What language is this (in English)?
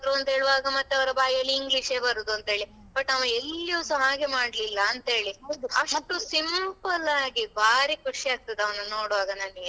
Kannada